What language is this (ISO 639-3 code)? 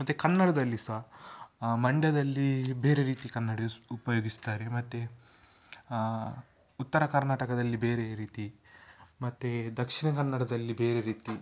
kan